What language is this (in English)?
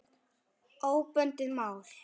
Icelandic